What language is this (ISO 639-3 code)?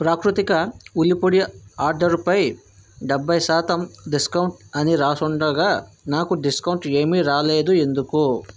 tel